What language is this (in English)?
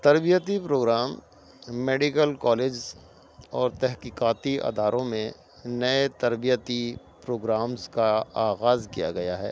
Urdu